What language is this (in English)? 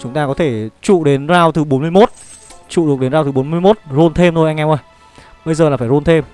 Vietnamese